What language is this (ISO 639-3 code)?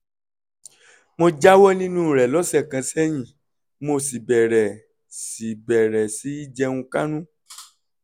yor